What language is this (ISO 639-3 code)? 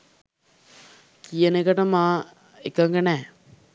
sin